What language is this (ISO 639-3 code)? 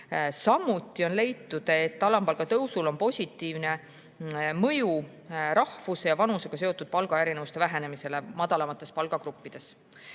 est